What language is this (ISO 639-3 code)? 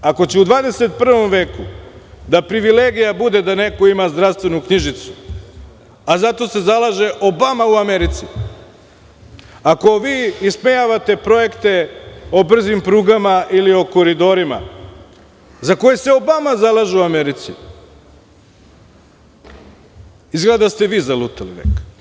srp